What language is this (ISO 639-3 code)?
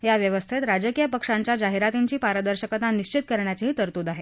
mar